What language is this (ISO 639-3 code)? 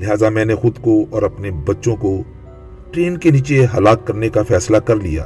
urd